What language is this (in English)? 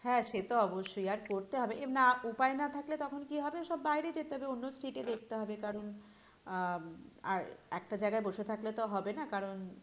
Bangla